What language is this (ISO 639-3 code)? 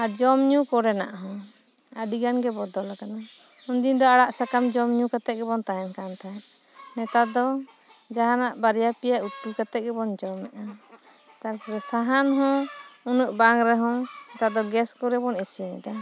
sat